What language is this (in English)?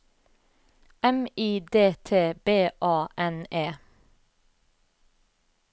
Norwegian